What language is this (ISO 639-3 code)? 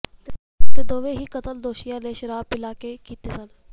pan